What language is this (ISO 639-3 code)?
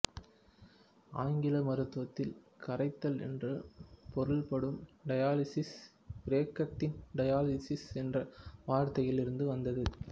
tam